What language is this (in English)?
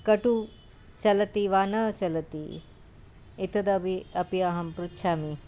Sanskrit